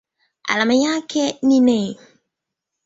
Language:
Swahili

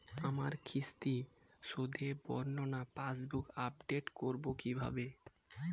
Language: Bangla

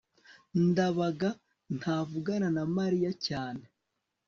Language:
Kinyarwanda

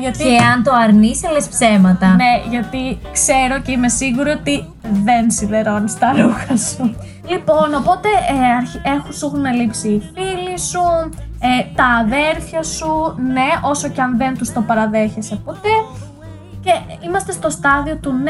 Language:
Greek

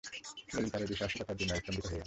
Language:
Bangla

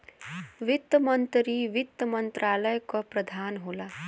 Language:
Bhojpuri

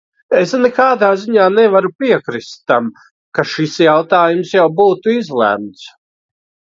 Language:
Latvian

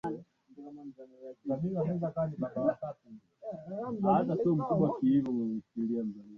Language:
Swahili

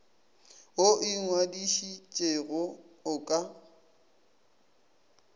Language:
Northern Sotho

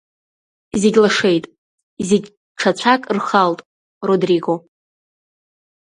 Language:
Abkhazian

